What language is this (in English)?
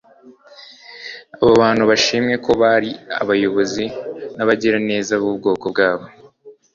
Kinyarwanda